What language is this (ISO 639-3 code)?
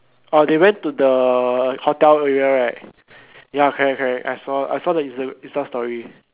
eng